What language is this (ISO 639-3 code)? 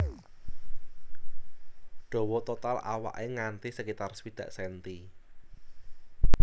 jav